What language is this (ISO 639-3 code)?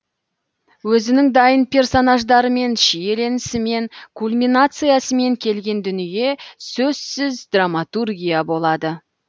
kaz